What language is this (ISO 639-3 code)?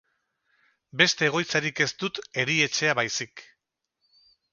eus